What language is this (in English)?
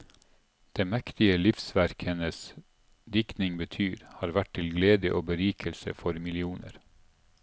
Norwegian